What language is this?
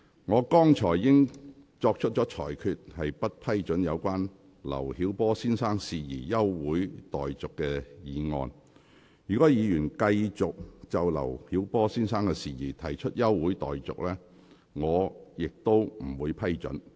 Cantonese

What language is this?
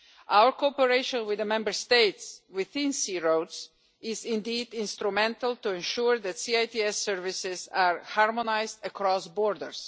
English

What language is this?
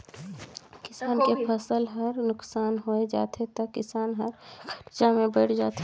Chhattisgarhi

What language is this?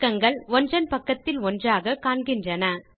Tamil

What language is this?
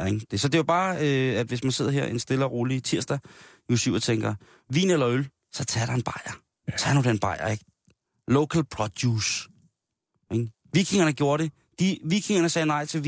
Danish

